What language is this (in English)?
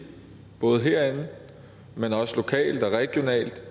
Danish